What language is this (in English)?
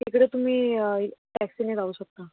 Marathi